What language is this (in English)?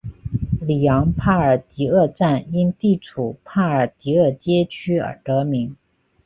Chinese